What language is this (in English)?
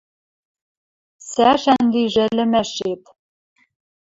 Western Mari